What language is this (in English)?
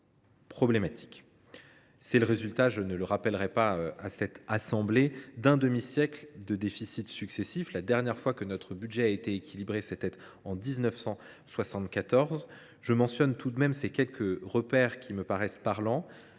French